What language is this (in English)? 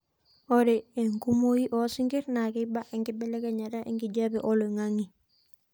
Masai